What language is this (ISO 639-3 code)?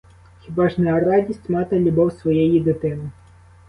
ukr